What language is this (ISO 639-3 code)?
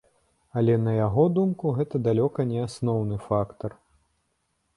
bel